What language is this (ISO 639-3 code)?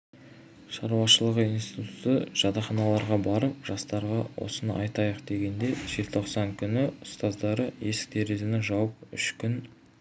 kaz